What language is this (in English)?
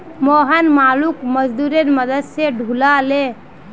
Magahi